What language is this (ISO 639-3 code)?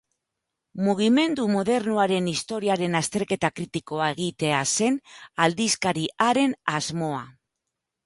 eus